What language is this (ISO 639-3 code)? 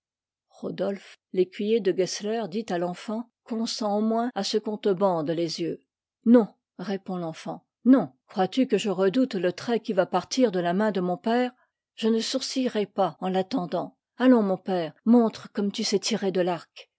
fra